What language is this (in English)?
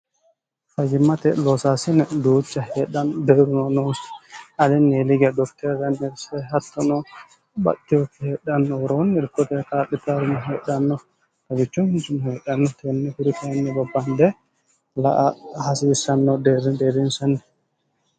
Sidamo